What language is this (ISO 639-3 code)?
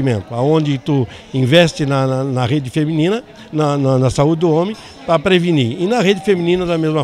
por